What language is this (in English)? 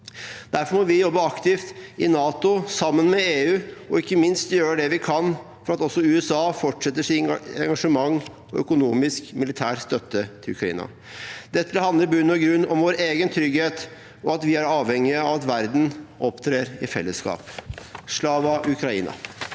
Norwegian